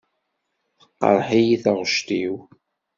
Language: Kabyle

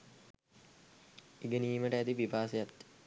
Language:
Sinhala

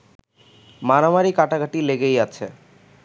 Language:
Bangla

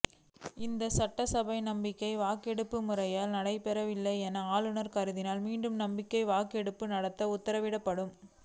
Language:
Tamil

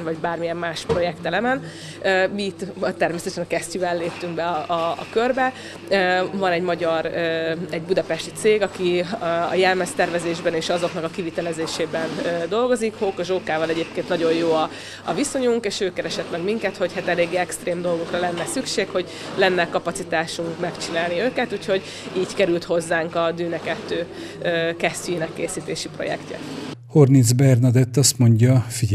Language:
Hungarian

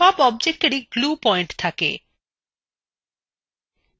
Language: Bangla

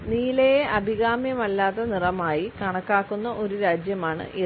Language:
Malayalam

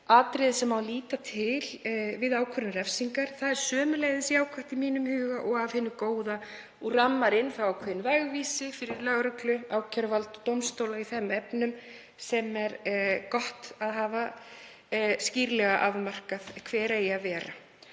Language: Icelandic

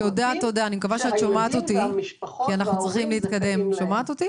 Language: Hebrew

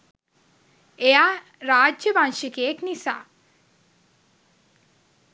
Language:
Sinhala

